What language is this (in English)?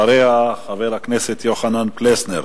Hebrew